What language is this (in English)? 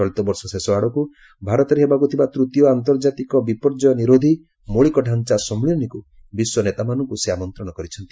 Odia